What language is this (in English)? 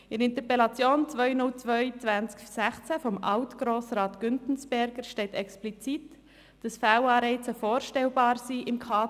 Swiss German